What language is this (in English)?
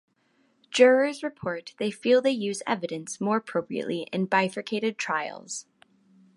English